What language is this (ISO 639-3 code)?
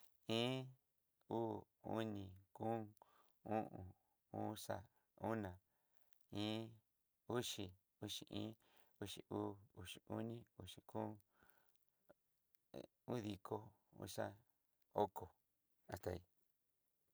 mxy